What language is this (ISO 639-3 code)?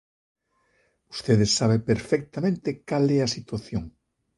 glg